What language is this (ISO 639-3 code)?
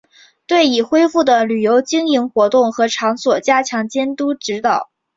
zho